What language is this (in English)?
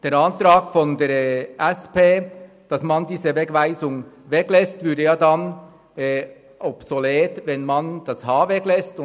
Swiss German